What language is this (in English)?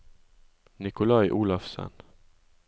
Norwegian